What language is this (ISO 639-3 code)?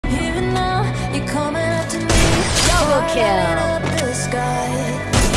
eng